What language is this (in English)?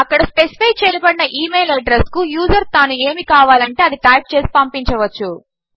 Telugu